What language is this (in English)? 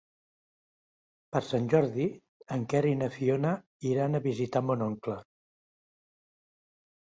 Catalan